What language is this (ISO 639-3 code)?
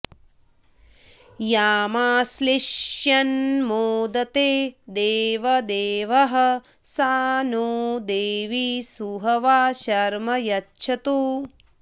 san